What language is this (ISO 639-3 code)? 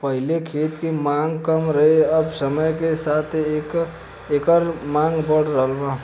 bho